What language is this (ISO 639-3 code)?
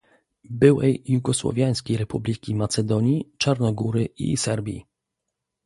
pol